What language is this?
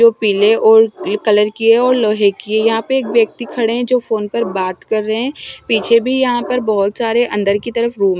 Hindi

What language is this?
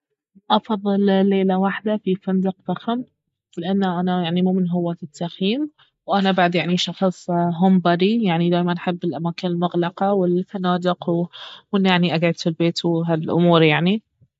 Baharna Arabic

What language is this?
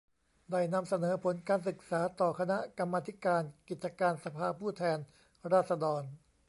Thai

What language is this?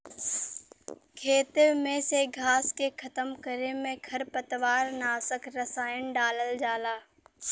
Bhojpuri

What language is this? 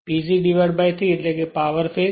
Gujarati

